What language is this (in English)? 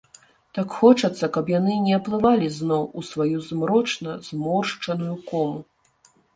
Belarusian